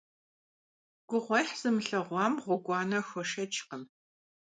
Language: Kabardian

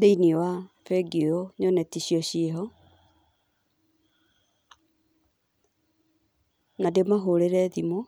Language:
Kikuyu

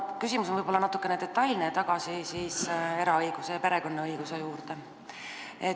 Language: Estonian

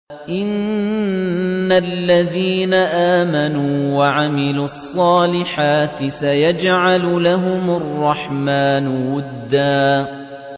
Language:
Arabic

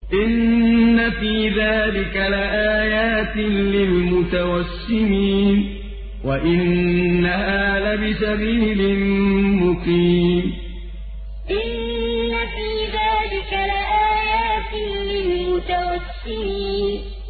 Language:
Arabic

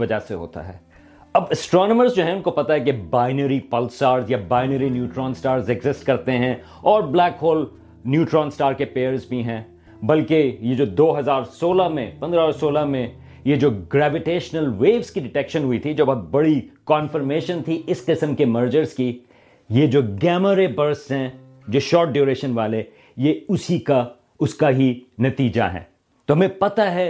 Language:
Urdu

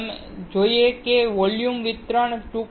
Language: Gujarati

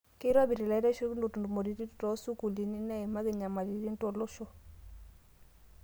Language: Masai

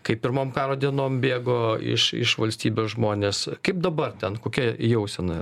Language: Lithuanian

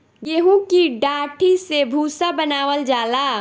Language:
Bhojpuri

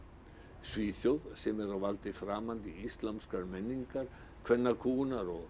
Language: Icelandic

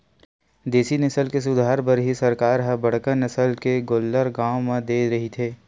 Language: Chhattisgarhi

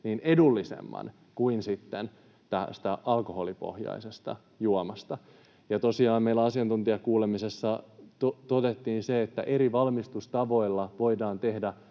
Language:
Finnish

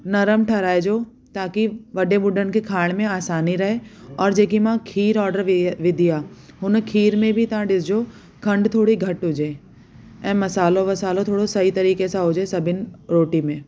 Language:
Sindhi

